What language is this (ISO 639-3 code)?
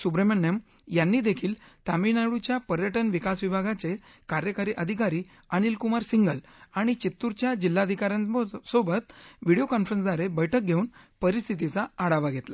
mar